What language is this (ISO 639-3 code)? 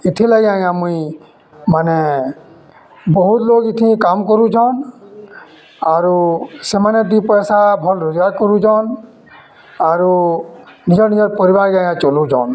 ori